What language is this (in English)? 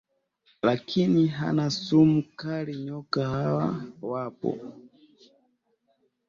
Swahili